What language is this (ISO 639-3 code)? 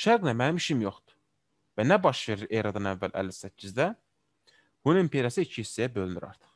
tur